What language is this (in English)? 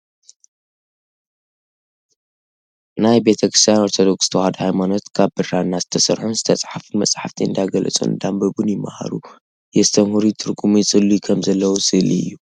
Tigrinya